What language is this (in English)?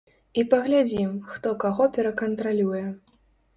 Belarusian